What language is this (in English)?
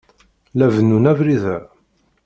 Kabyle